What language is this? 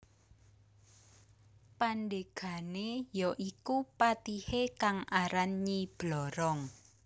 Javanese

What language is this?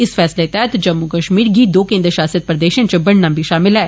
Dogri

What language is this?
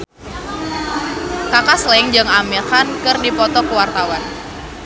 Sundanese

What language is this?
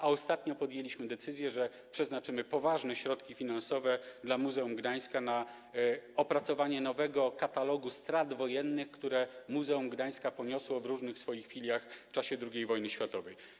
Polish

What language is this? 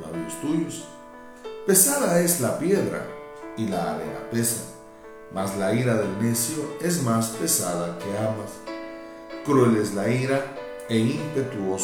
Spanish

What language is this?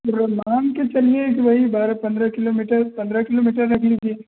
Hindi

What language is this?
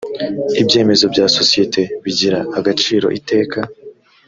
Kinyarwanda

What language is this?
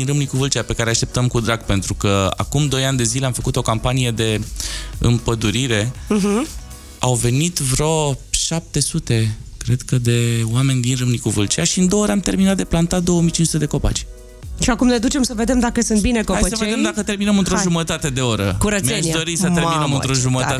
Romanian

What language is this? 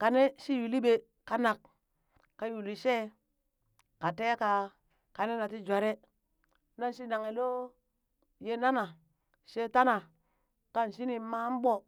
Burak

